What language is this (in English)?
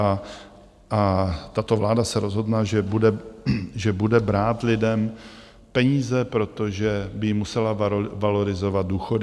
Czech